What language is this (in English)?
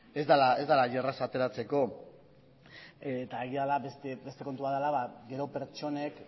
Basque